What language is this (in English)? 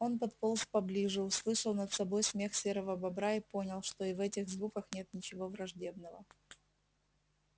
Russian